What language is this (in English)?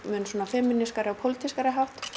Icelandic